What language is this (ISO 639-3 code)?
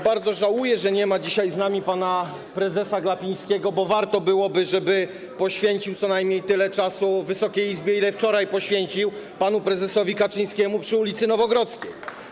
pol